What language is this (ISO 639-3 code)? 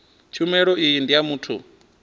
ven